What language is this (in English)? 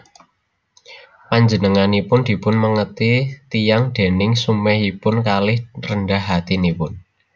Javanese